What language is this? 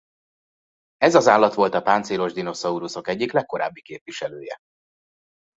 Hungarian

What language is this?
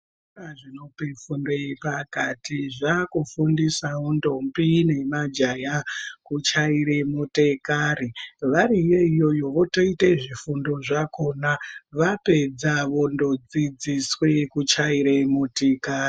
Ndau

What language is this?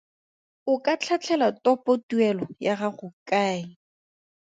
Tswana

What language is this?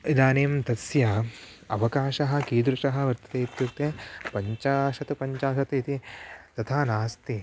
Sanskrit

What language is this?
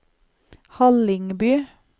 Norwegian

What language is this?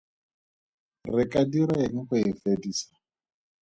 Tswana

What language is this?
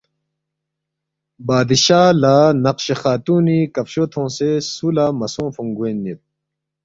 Balti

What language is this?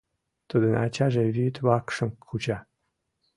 Mari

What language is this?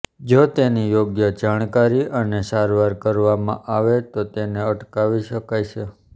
Gujarati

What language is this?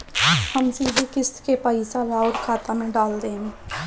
Bhojpuri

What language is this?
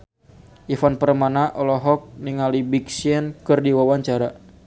Sundanese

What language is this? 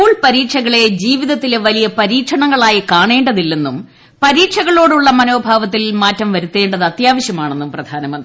Malayalam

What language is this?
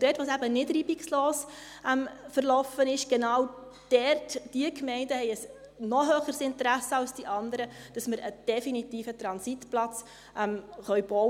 Swiss German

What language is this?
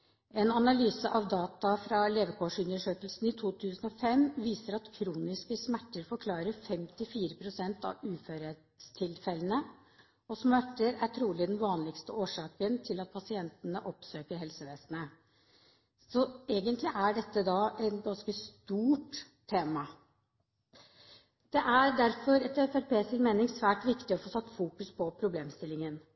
Norwegian Bokmål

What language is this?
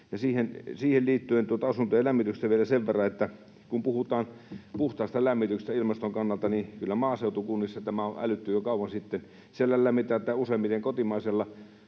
Finnish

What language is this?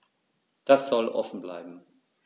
German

